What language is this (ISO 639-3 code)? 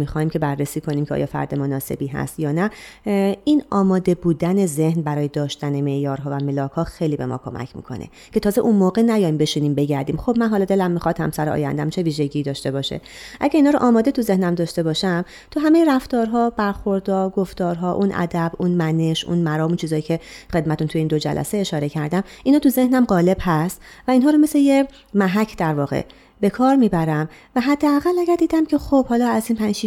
fas